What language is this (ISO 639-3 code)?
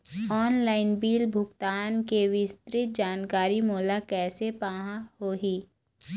hne